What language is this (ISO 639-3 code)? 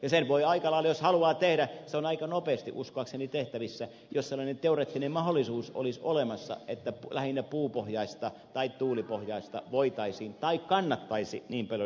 fin